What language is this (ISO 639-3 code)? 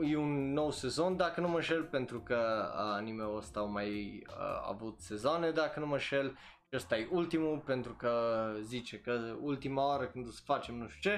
ron